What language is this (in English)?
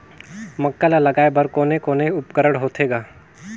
Chhattisgarhi